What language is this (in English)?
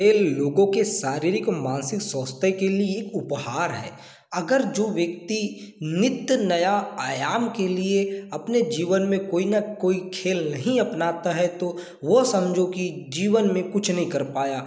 Hindi